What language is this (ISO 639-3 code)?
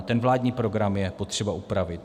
ces